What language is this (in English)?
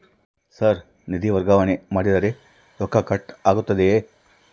Kannada